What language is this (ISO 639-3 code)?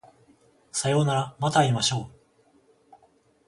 jpn